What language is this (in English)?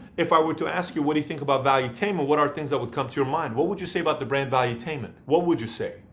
English